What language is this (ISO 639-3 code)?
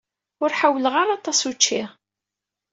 kab